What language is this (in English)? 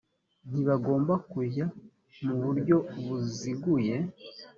Kinyarwanda